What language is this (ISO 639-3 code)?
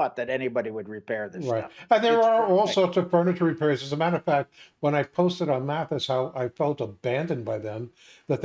eng